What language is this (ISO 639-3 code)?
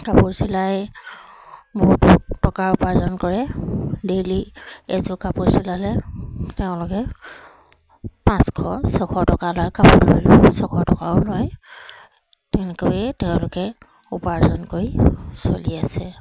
asm